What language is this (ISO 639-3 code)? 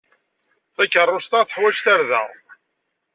kab